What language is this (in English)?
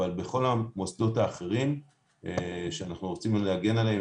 Hebrew